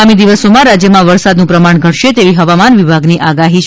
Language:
Gujarati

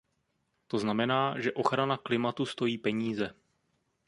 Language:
Czech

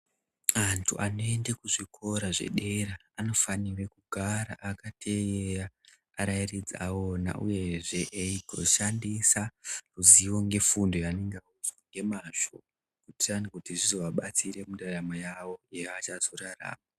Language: Ndau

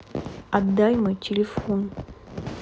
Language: Russian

